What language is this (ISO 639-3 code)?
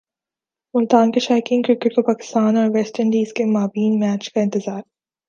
urd